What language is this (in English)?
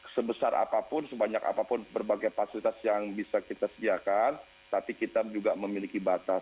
Indonesian